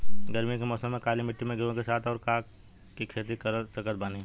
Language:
Bhojpuri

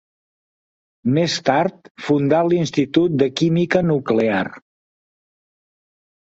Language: Catalan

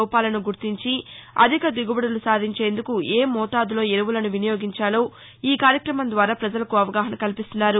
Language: Telugu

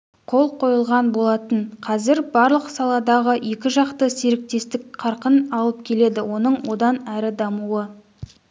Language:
Kazakh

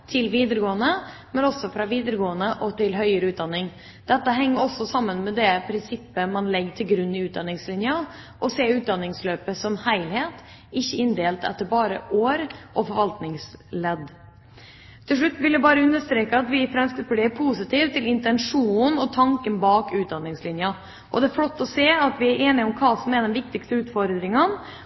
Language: Norwegian Bokmål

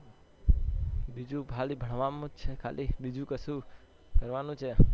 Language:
Gujarati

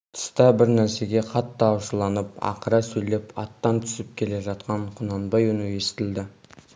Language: Kazakh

